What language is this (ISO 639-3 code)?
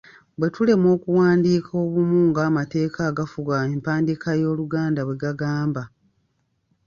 lug